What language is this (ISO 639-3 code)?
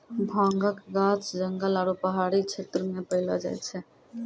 mai